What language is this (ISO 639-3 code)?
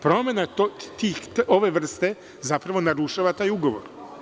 srp